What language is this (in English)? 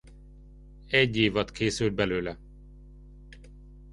Hungarian